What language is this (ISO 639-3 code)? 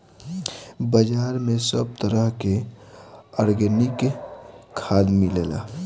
bho